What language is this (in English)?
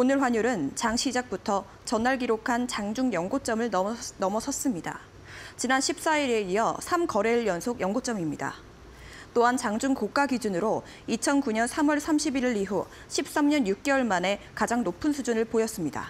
Korean